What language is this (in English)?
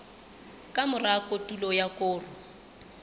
Southern Sotho